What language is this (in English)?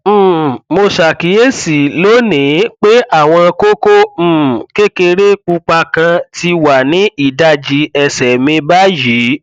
Yoruba